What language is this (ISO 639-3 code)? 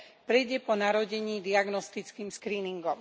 slk